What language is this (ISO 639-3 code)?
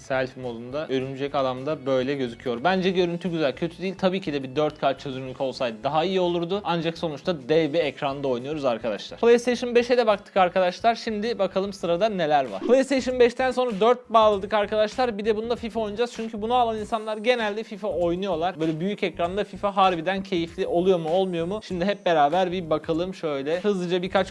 tur